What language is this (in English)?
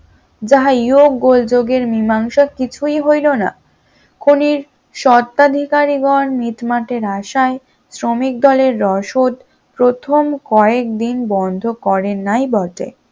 Bangla